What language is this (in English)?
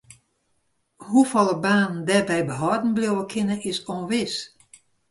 Western Frisian